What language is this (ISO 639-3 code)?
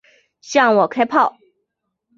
zho